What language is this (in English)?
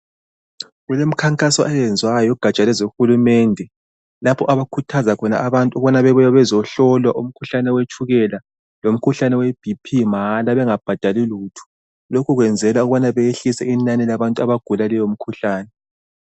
North Ndebele